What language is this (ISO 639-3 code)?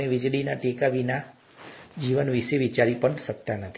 guj